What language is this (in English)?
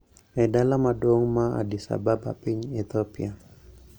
Luo (Kenya and Tanzania)